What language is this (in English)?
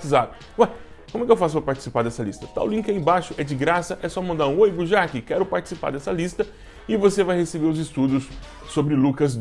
Portuguese